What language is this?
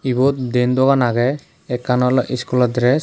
Chakma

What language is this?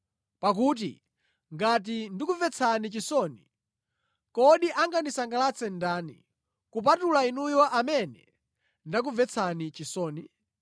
Nyanja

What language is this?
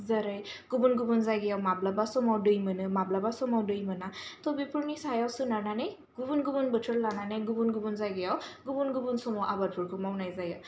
Bodo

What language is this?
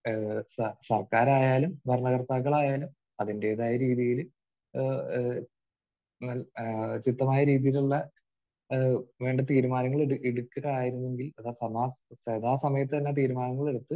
Malayalam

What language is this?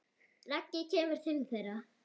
Icelandic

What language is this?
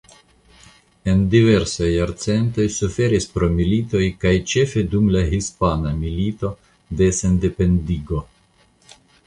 Esperanto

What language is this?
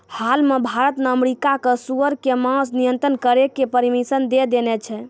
Maithili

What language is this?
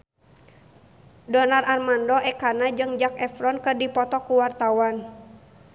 Sundanese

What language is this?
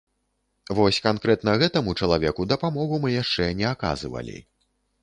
Belarusian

